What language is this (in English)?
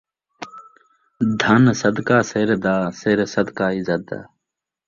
Saraiki